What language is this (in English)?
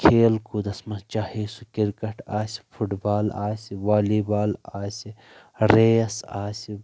Kashmiri